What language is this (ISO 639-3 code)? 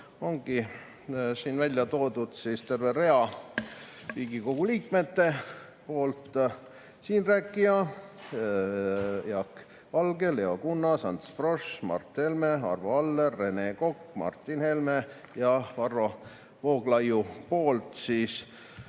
est